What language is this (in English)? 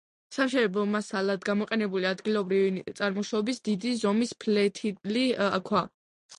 Georgian